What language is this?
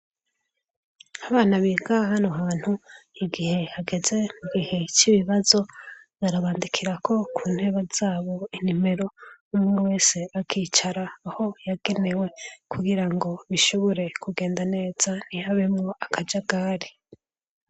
Rundi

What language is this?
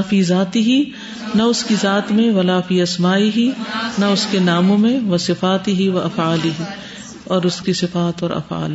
Urdu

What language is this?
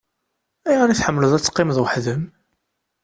Kabyle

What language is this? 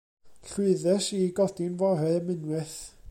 Welsh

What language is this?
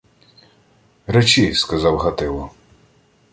Ukrainian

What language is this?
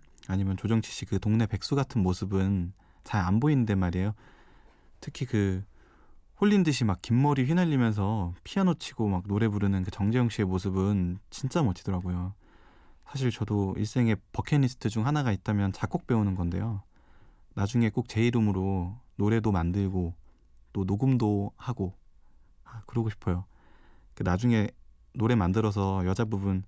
Korean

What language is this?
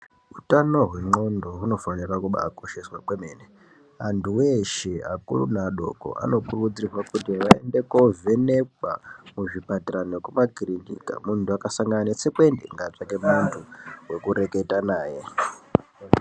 Ndau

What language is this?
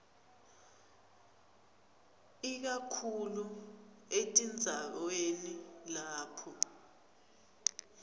Swati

